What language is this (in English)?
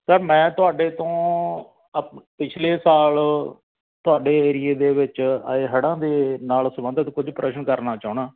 Punjabi